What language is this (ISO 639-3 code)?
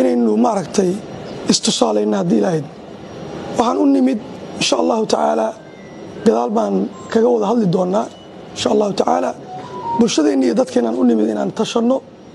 ara